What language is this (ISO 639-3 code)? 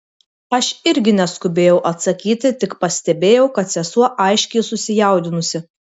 lit